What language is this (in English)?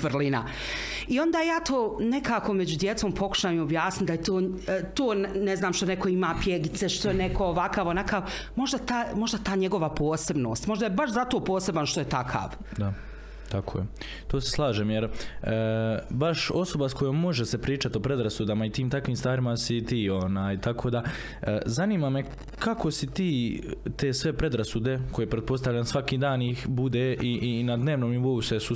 Croatian